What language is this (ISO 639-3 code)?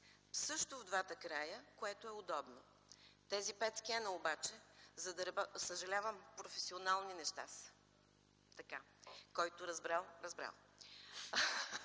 bul